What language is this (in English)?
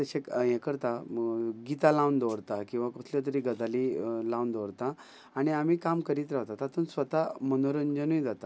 Konkani